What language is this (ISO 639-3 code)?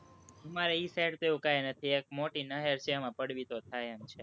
guj